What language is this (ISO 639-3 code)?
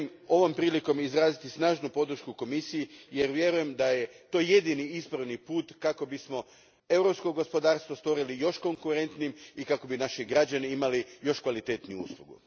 hrv